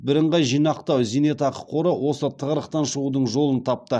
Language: Kazakh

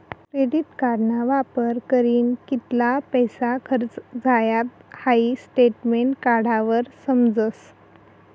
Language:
Marathi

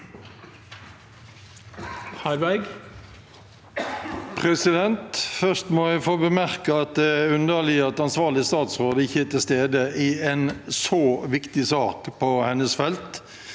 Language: Norwegian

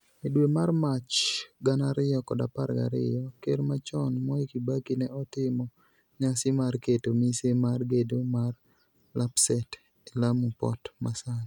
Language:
Luo (Kenya and Tanzania)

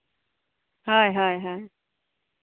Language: Santali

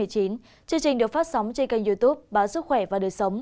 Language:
Vietnamese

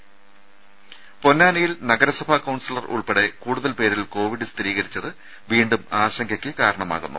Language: Malayalam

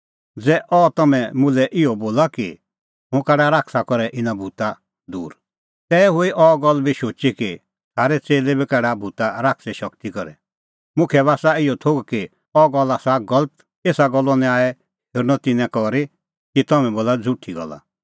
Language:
Kullu Pahari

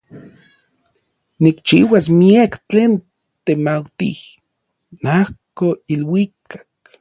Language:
Orizaba Nahuatl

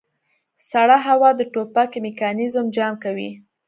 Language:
Pashto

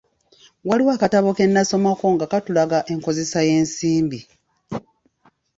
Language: Ganda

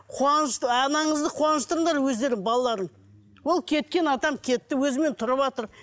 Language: Kazakh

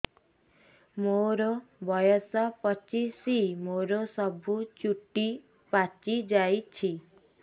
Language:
Odia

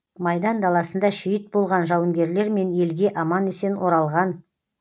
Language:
Kazakh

